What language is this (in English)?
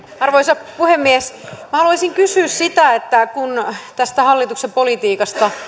Finnish